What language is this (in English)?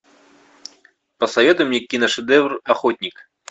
Russian